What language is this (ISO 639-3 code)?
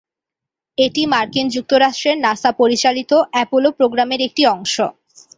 ben